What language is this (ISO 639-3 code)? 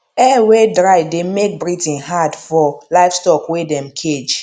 pcm